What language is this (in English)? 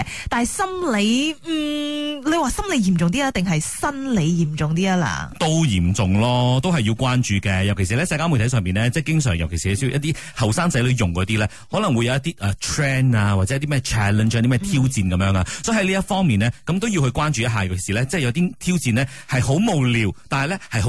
Chinese